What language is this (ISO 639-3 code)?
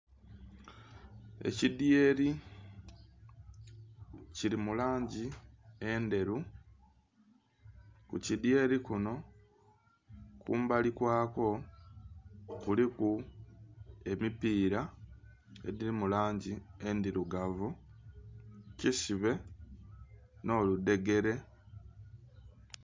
xog